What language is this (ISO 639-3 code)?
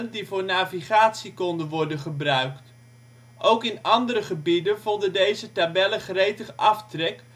nld